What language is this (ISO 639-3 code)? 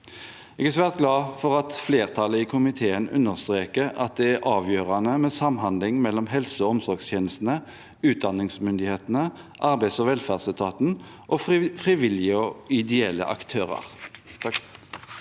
nor